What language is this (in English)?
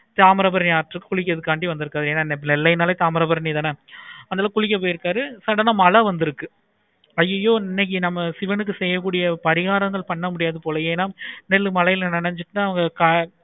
Tamil